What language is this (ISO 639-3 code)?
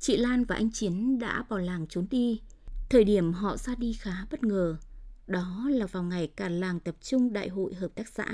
vie